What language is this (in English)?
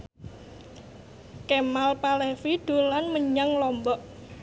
Javanese